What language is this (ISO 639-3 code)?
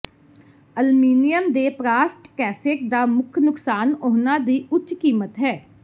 pan